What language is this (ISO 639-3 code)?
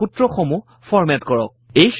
asm